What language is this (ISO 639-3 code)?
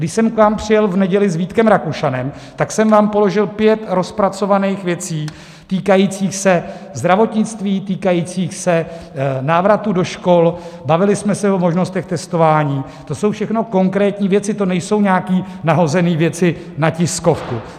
ces